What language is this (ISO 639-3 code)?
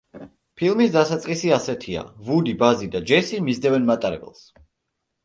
kat